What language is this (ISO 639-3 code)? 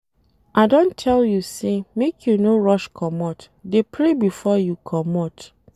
pcm